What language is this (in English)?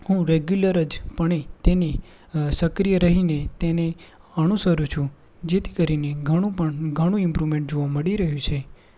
Gujarati